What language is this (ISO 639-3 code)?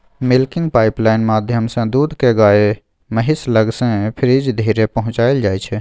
mai